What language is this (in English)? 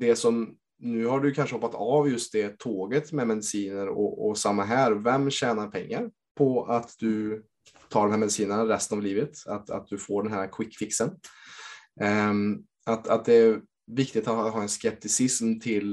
Swedish